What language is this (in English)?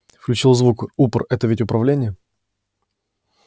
Russian